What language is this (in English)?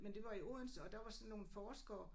Danish